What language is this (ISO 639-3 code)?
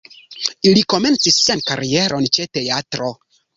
epo